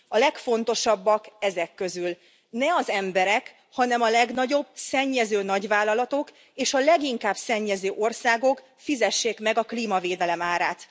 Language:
Hungarian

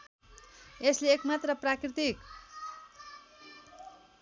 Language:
Nepali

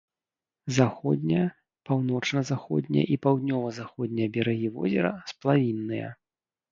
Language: Belarusian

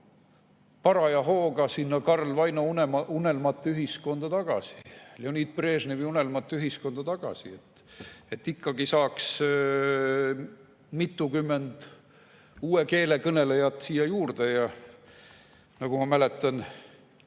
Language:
Estonian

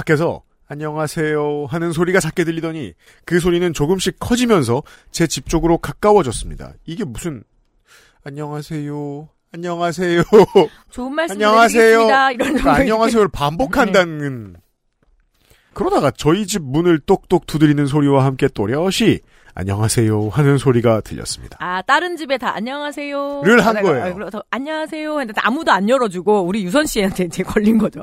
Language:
Korean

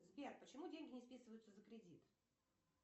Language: Russian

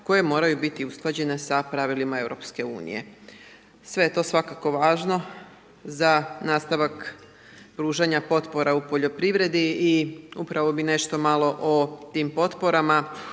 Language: Croatian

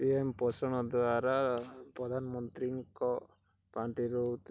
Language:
Odia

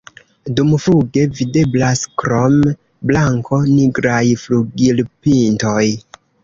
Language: Esperanto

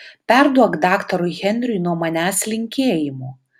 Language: Lithuanian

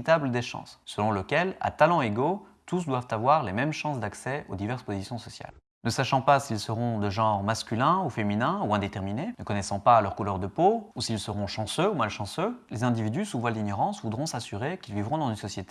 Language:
French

